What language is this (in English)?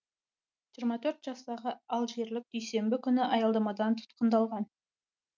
Kazakh